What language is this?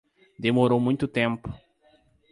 Portuguese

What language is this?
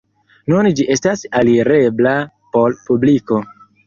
Esperanto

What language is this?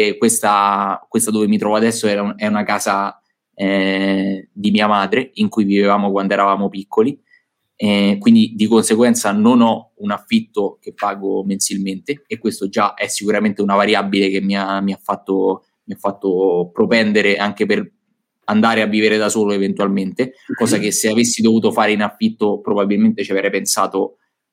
Italian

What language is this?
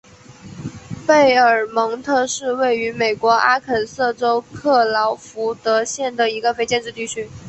Chinese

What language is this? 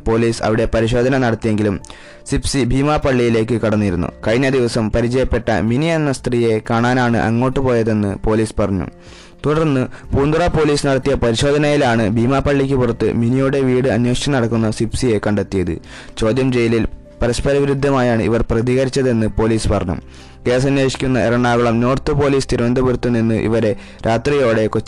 Malayalam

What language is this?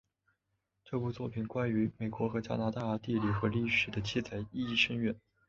Chinese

